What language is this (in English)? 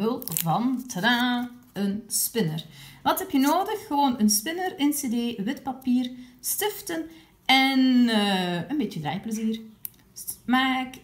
Dutch